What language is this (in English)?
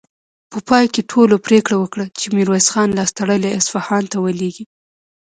Pashto